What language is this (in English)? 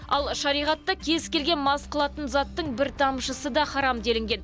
Kazakh